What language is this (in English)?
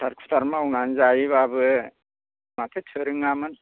Bodo